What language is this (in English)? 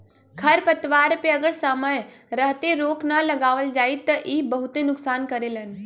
Bhojpuri